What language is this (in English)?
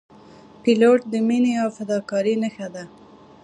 Pashto